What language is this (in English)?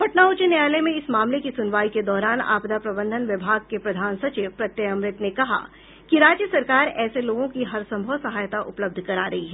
Hindi